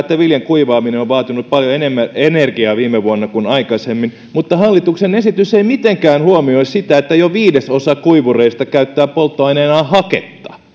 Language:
Finnish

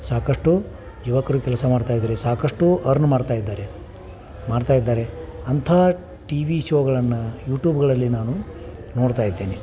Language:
Kannada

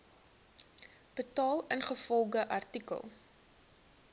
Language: Afrikaans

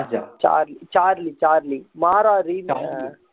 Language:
Tamil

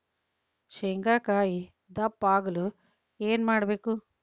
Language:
Kannada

